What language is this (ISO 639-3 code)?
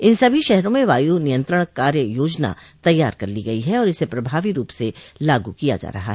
hin